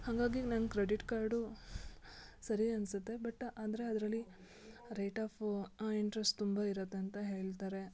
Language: Kannada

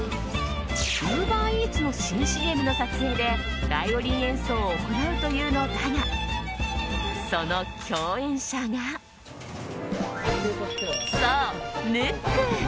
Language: Japanese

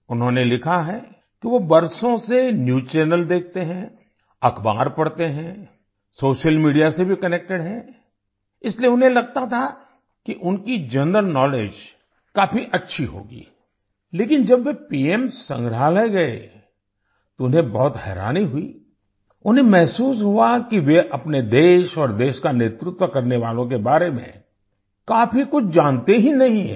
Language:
Hindi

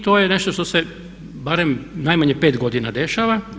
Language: Croatian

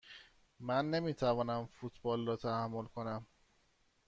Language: Persian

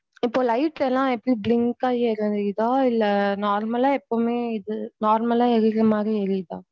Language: Tamil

